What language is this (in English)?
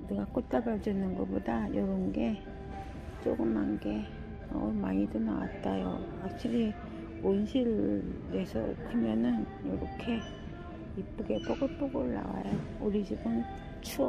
Korean